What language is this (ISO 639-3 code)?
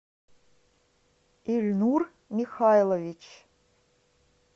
rus